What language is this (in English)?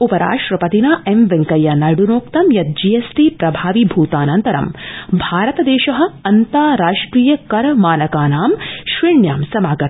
Sanskrit